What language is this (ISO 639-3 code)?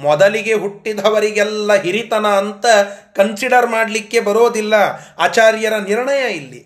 kan